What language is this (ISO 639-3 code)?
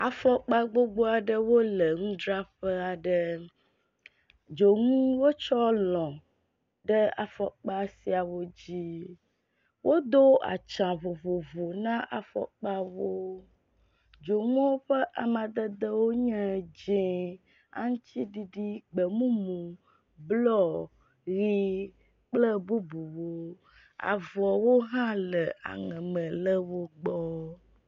ewe